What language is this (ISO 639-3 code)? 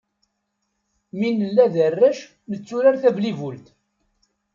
kab